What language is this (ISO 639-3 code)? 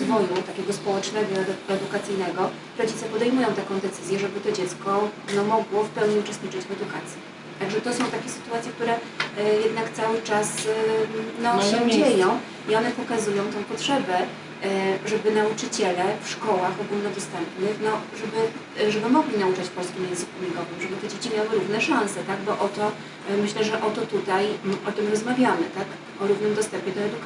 pol